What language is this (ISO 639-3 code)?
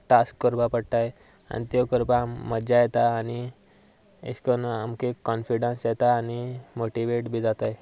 kok